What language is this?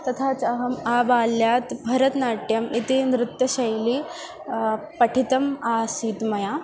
Sanskrit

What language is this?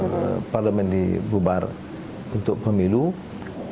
Indonesian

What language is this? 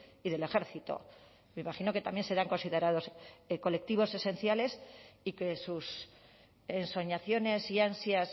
Spanish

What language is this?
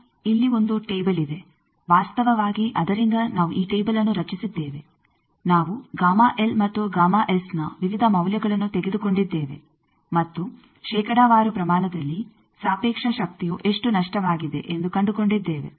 Kannada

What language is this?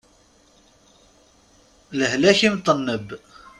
Kabyle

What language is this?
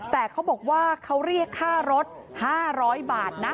Thai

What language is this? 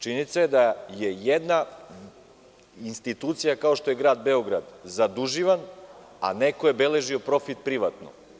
Serbian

